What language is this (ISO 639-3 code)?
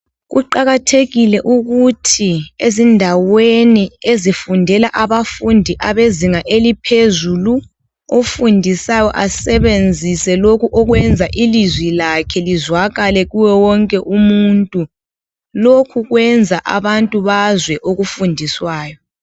nde